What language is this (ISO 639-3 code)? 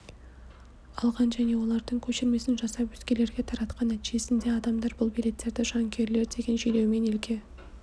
kaz